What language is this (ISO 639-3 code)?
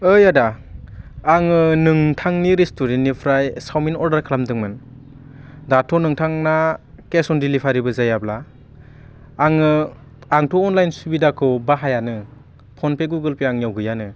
brx